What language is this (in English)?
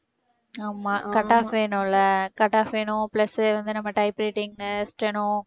Tamil